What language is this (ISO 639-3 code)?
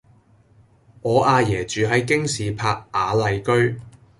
yue